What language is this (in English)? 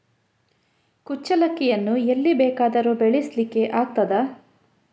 Kannada